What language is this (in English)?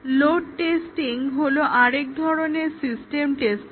Bangla